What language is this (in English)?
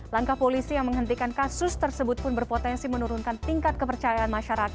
Indonesian